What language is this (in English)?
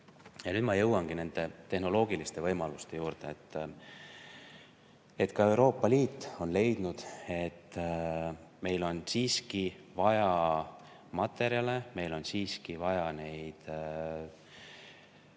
Estonian